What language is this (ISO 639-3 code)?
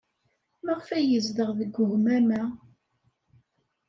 kab